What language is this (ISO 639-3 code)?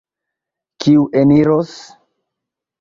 epo